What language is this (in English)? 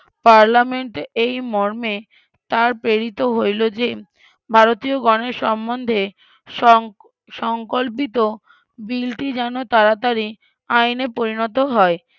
Bangla